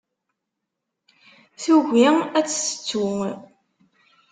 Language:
Kabyle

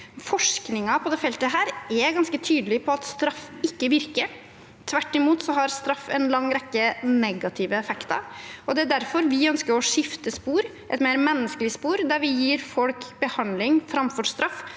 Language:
Norwegian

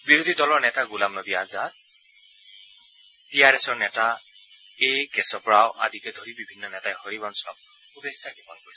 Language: Assamese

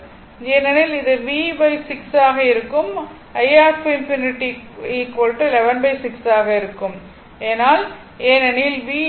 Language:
Tamil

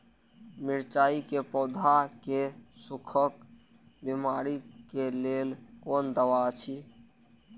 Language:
Maithili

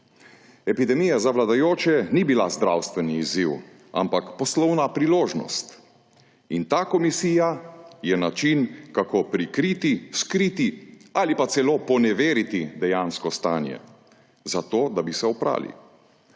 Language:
Slovenian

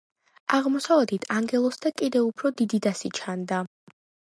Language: Georgian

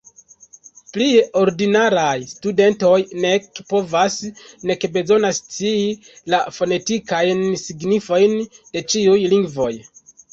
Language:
Esperanto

